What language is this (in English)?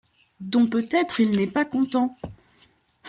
French